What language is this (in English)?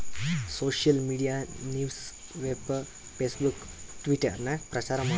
Kannada